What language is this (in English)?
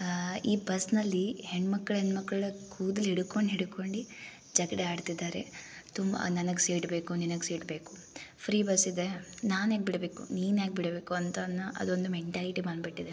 Kannada